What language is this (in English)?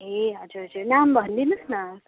Nepali